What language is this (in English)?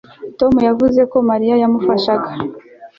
Kinyarwanda